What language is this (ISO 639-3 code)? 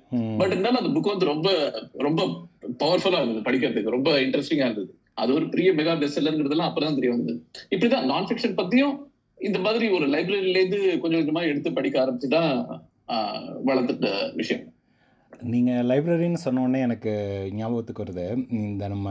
tam